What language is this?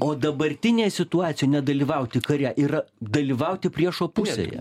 Lithuanian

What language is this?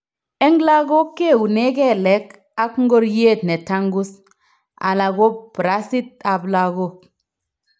Kalenjin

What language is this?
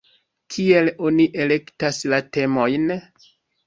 Esperanto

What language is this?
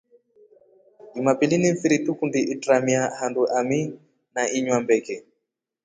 Rombo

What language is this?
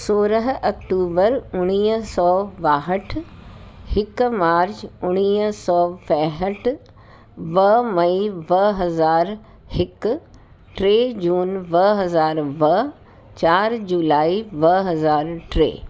Sindhi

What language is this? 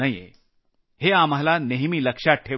Marathi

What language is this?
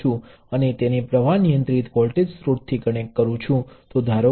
Gujarati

